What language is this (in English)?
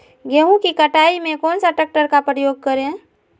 Magahi